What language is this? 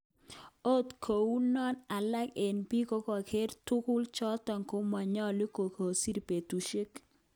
Kalenjin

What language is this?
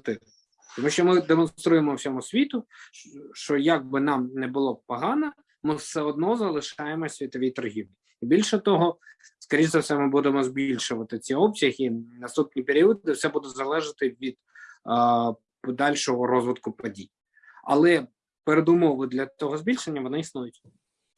Ukrainian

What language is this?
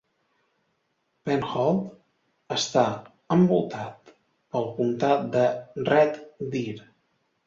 Catalan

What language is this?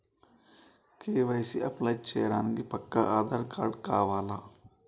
Telugu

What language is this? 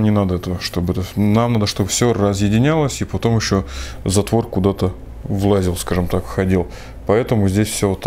Russian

